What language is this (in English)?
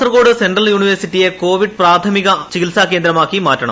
Malayalam